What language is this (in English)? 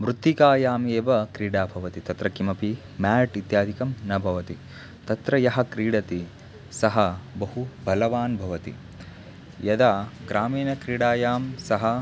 Sanskrit